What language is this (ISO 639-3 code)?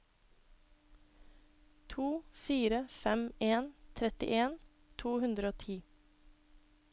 nor